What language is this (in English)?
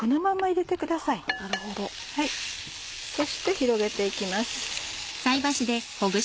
Japanese